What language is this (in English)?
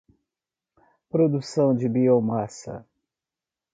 Portuguese